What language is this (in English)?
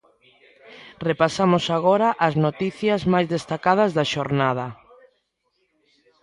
Galician